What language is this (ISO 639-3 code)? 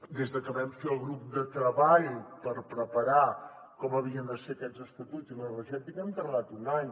cat